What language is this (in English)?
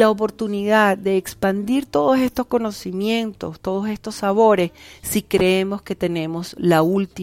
Spanish